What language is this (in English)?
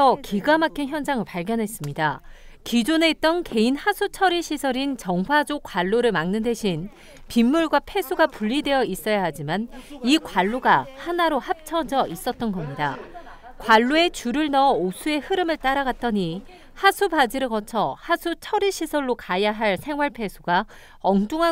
Korean